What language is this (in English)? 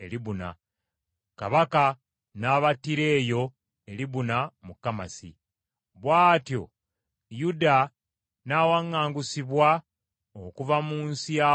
Ganda